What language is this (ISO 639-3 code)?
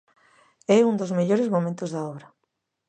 glg